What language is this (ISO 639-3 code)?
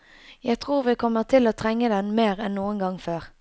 nor